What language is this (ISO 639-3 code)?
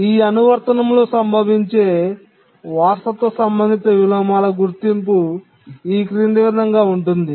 tel